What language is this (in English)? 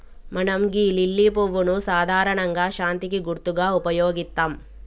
Telugu